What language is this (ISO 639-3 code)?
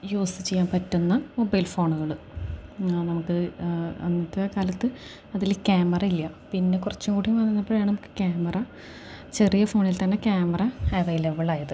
mal